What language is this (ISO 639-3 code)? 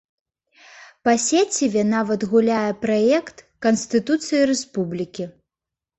bel